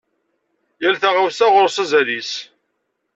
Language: Kabyle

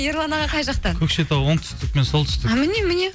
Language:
Kazakh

